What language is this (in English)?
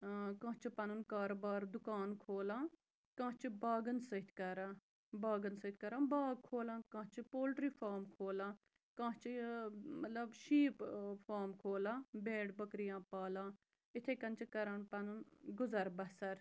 Kashmiri